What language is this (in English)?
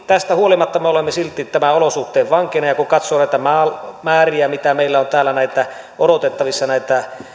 Finnish